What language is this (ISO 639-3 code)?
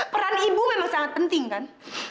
ind